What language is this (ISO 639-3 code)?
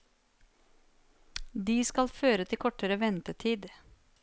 nor